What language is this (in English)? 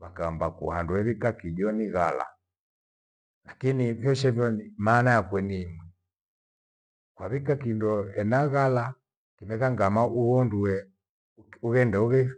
Gweno